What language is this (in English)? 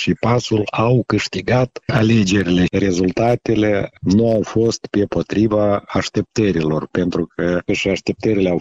Romanian